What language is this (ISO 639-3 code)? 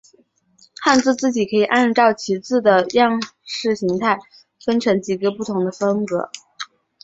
zho